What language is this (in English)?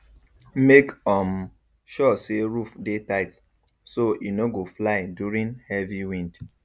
Nigerian Pidgin